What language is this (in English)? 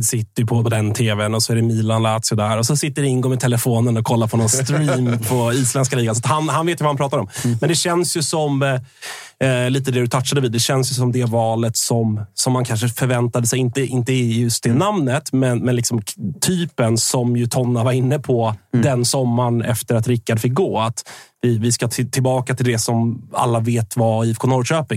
Swedish